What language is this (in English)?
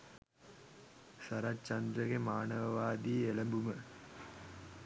Sinhala